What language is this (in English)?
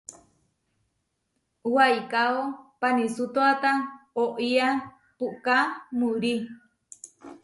Huarijio